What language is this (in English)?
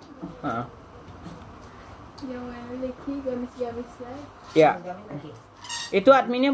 Indonesian